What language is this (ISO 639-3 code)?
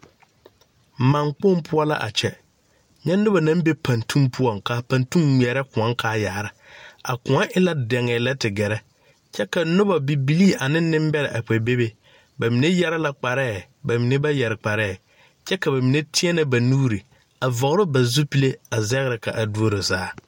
dga